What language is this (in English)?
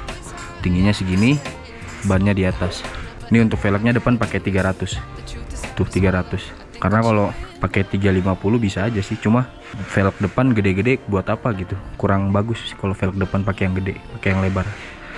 Indonesian